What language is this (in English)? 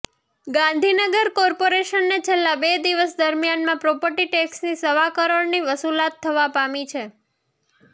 Gujarati